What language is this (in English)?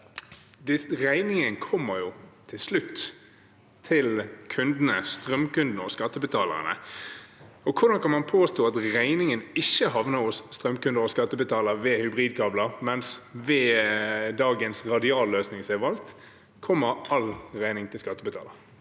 Norwegian